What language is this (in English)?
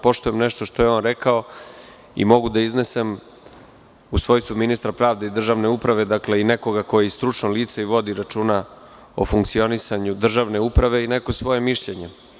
Serbian